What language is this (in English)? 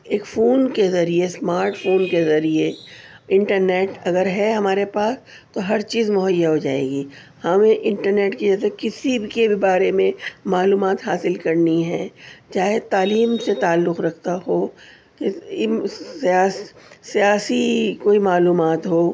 Urdu